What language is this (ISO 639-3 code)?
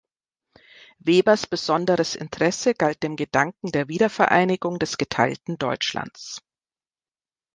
deu